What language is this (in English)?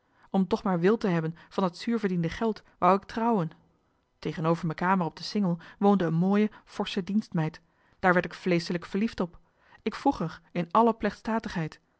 Dutch